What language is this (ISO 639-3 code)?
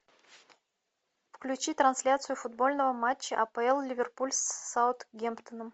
rus